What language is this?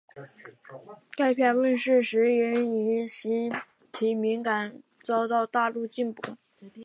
Chinese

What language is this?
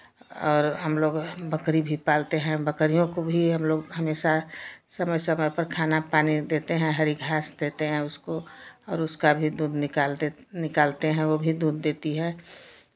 Hindi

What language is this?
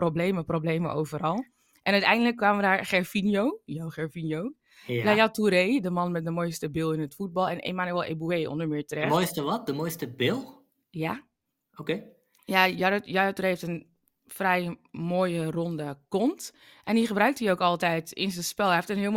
Dutch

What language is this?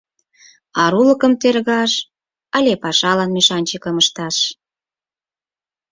Mari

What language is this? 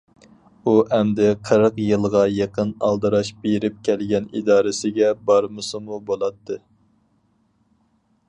Uyghur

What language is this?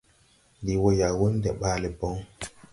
Tupuri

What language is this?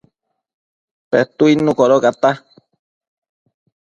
Matsés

